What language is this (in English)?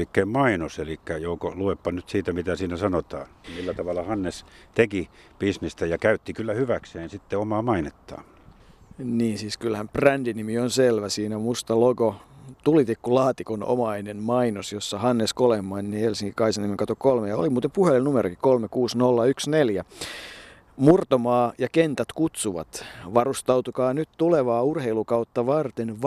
Finnish